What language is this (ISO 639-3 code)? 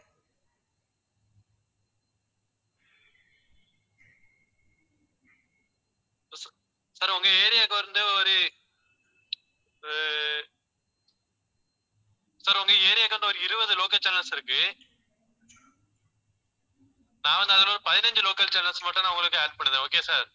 tam